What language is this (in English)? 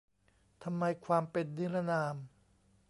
Thai